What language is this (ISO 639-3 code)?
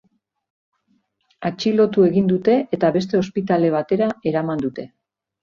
eus